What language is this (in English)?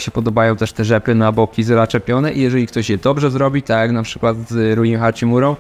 Polish